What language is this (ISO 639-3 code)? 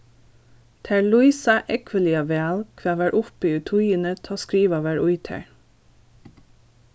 fao